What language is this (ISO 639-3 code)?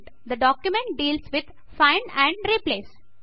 tel